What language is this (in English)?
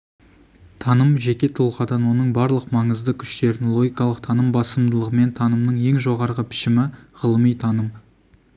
Kazakh